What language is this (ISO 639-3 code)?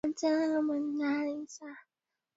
swa